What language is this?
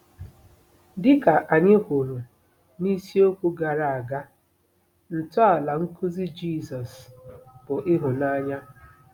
Igbo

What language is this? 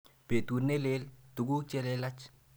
Kalenjin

